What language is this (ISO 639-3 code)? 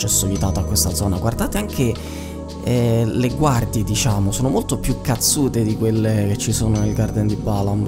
ita